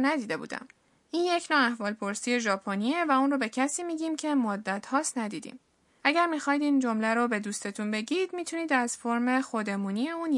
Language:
Persian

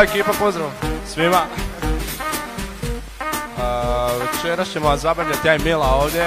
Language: Croatian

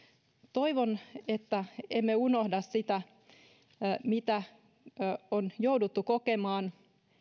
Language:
Finnish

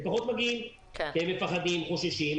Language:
Hebrew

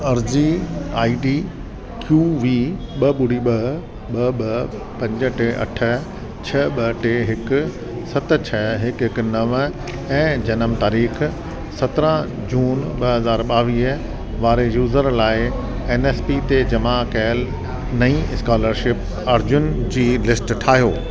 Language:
Sindhi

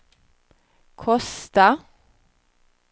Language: Swedish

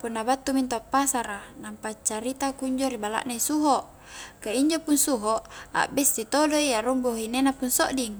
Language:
Highland Konjo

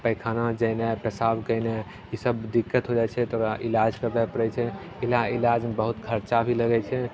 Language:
Maithili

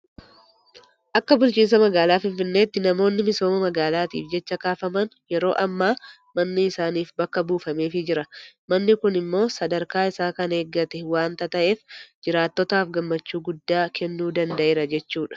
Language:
Oromo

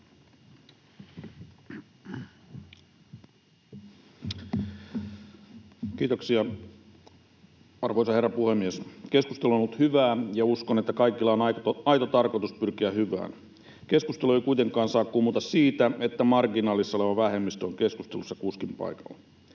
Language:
Finnish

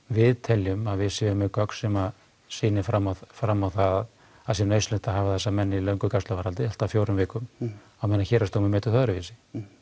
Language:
Icelandic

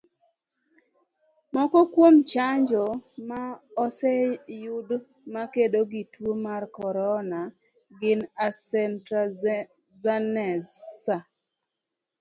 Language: Luo (Kenya and Tanzania)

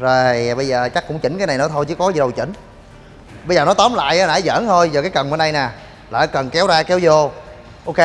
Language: Vietnamese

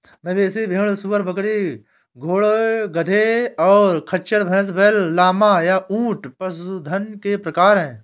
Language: Hindi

